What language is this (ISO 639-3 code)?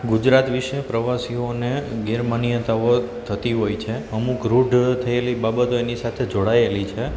guj